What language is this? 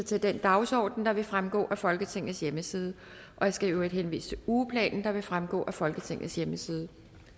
Danish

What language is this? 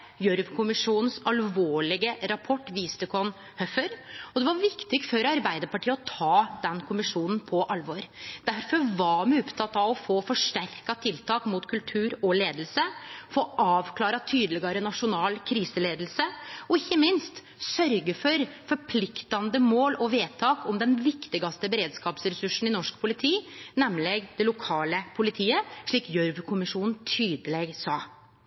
Norwegian Nynorsk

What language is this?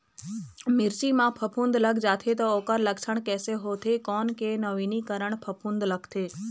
Chhattisgarhi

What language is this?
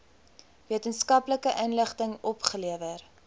Afrikaans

